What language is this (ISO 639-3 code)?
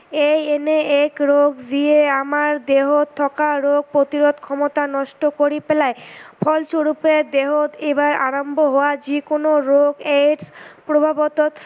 asm